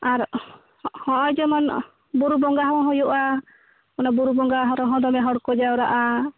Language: Santali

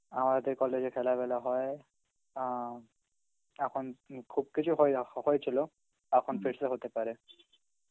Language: Bangla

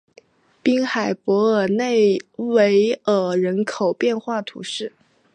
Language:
Chinese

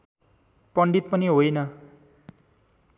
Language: Nepali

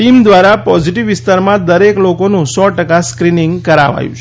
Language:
Gujarati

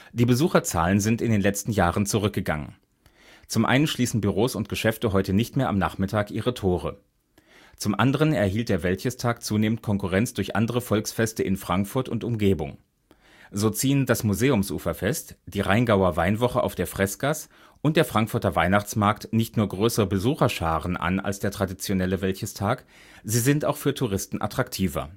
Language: German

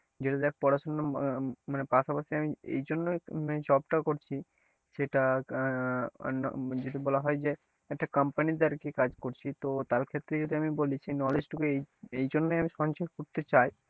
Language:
Bangla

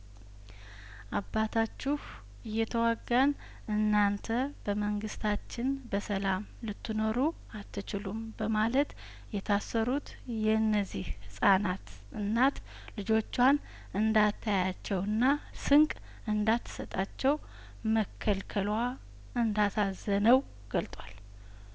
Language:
Amharic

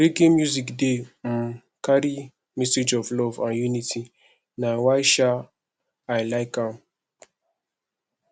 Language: Nigerian Pidgin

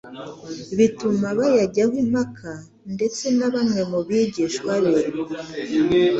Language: Kinyarwanda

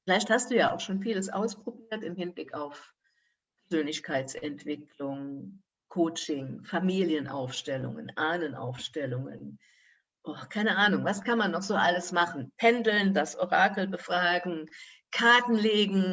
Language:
German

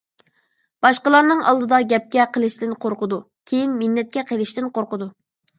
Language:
Uyghur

